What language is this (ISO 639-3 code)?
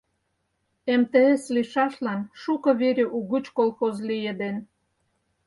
chm